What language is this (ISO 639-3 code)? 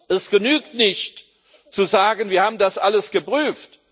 deu